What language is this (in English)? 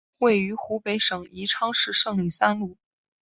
Chinese